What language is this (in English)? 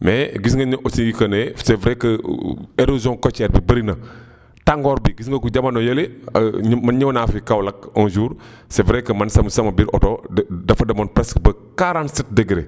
Wolof